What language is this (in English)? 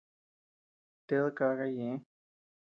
Tepeuxila Cuicatec